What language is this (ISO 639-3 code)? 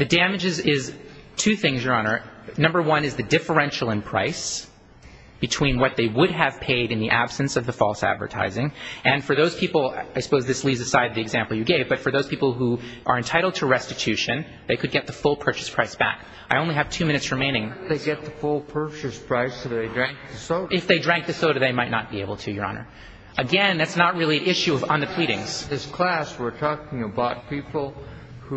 eng